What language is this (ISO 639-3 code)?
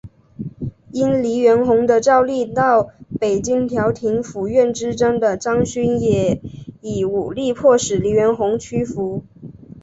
zho